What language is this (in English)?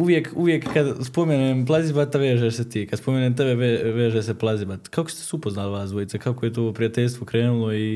Croatian